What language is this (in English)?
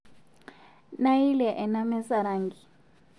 Masai